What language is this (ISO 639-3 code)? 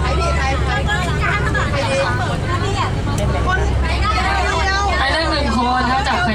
tha